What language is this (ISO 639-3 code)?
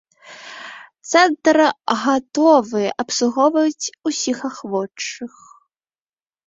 bel